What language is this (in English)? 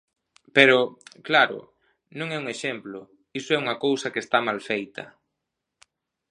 Galician